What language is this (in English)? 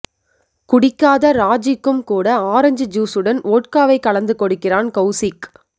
Tamil